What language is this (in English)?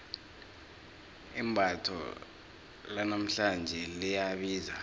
South Ndebele